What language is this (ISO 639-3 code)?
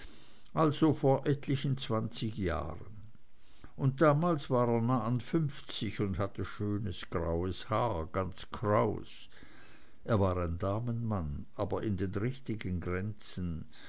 deu